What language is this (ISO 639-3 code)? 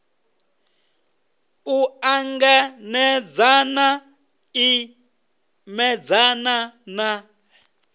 ven